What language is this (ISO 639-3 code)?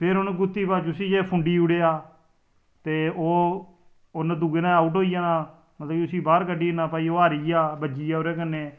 doi